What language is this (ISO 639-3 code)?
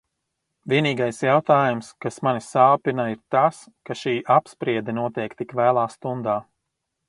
lav